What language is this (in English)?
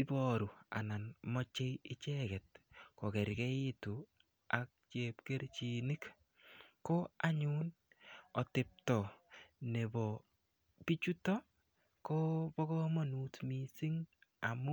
Kalenjin